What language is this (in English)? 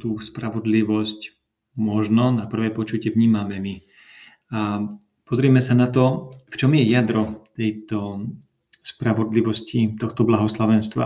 Slovak